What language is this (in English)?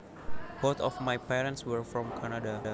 Javanese